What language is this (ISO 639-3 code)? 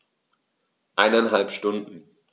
deu